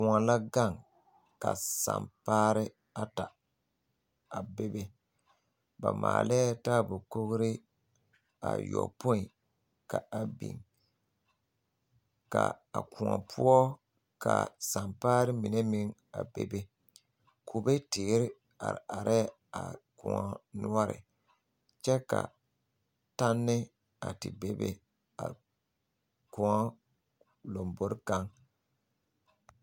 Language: Southern Dagaare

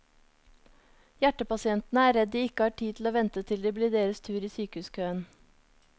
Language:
Norwegian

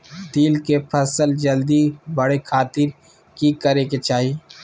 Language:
Magahi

